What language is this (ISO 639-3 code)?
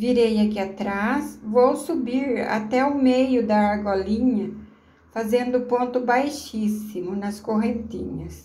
por